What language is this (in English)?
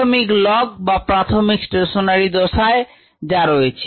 Bangla